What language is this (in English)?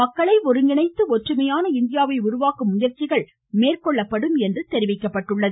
Tamil